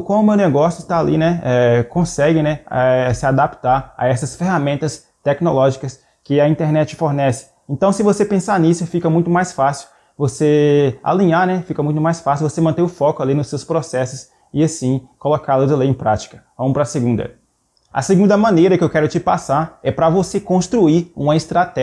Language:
Portuguese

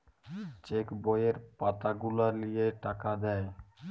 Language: Bangla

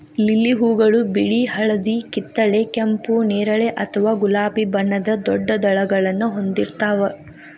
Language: Kannada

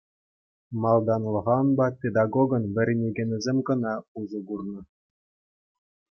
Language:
Chuvash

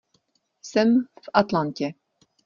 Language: Czech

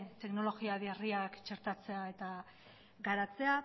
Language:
Basque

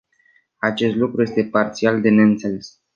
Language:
Romanian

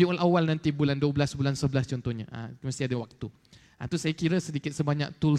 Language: Malay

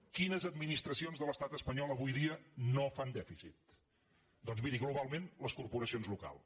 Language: Catalan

